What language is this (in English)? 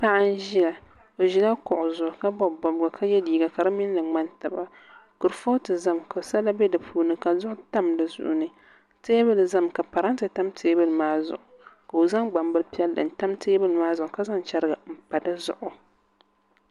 Dagbani